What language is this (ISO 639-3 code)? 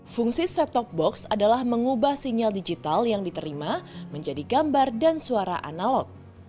ind